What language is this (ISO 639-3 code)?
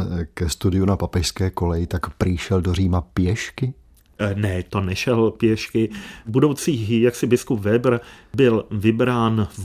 ces